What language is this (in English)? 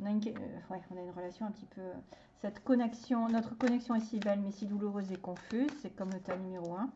French